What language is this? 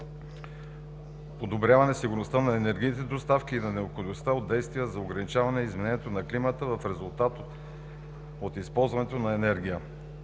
Bulgarian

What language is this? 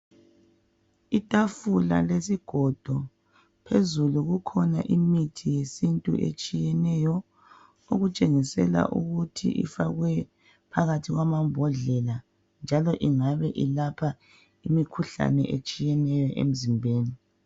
North Ndebele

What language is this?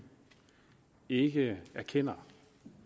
Danish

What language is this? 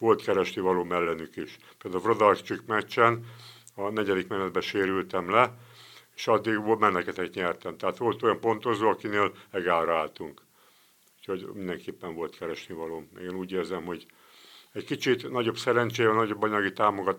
Hungarian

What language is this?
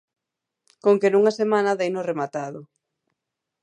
Galician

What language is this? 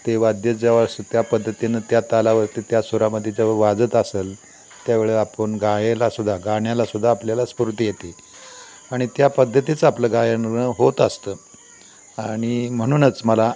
Marathi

